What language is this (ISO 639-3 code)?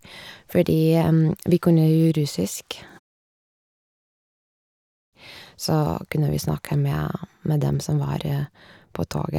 nor